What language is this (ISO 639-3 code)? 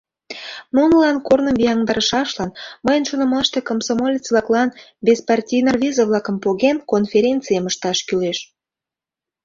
chm